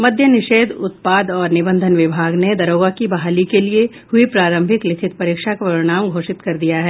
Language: Hindi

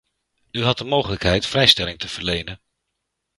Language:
Dutch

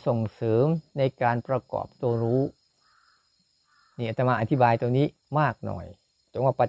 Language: Thai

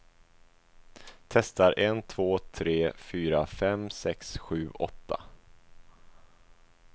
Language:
Swedish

